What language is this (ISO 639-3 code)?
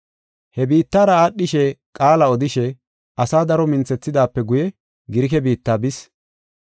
gof